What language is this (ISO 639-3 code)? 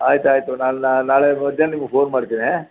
kan